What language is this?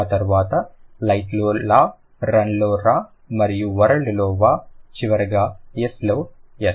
Telugu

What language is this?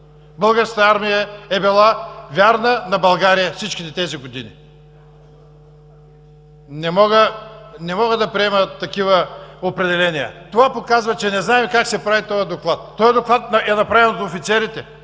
Bulgarian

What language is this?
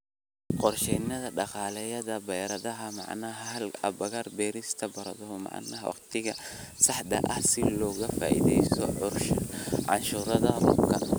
Somali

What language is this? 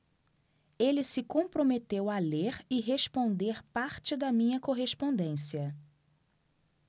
Portuguese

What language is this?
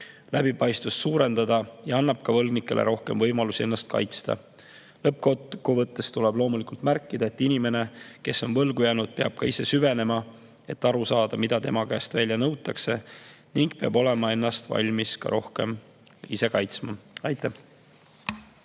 Estonian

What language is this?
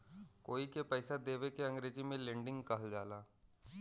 Bhojpuri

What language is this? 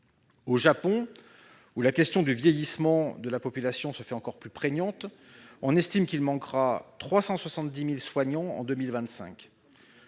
French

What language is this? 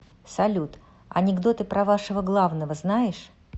Russian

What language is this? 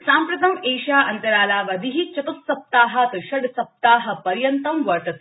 Sanskrit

